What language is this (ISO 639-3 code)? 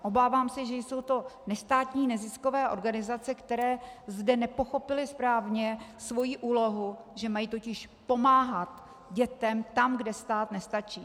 ces